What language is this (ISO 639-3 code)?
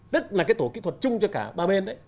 vie